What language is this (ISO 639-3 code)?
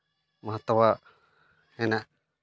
sat